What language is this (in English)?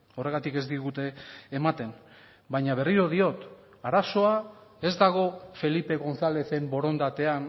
Basque